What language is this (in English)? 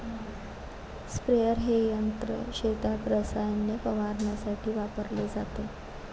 Marathi